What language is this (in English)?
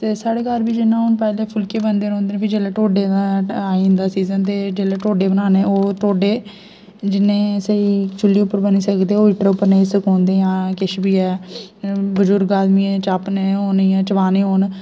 Dogri